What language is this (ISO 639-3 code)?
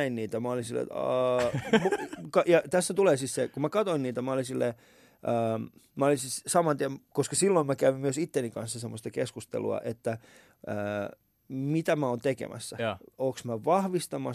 fin